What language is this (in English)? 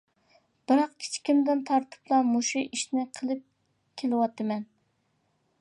Uyghur